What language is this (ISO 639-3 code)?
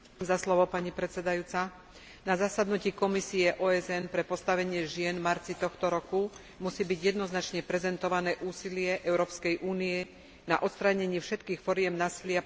slk